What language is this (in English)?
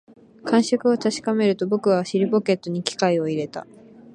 Japanese